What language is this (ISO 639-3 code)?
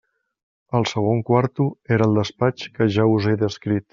cat